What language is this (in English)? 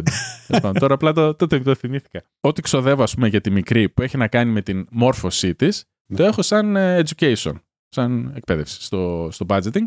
Greek